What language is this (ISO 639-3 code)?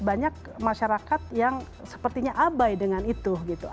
ind